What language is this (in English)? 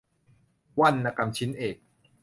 Thai